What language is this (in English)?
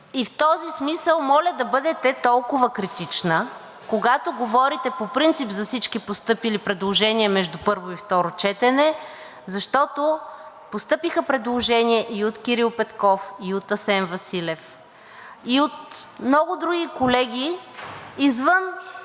Bulgarian